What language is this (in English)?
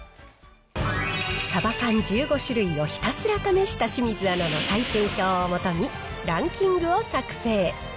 Japanese